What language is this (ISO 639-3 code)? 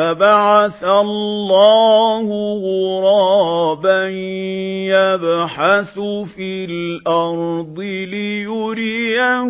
ara